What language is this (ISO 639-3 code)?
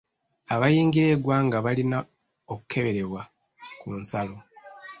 lug